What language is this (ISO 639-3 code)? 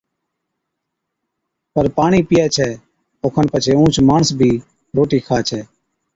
odk